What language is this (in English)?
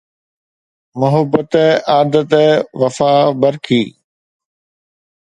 Sindhi